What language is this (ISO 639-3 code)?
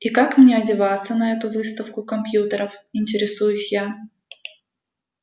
rus